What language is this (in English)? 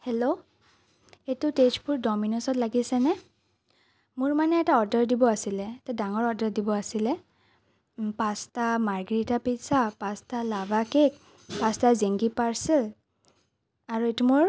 Assamese